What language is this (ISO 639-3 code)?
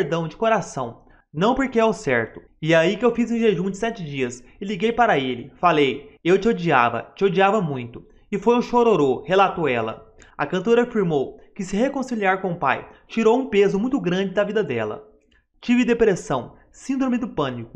por